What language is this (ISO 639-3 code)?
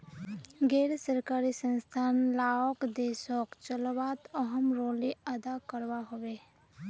mag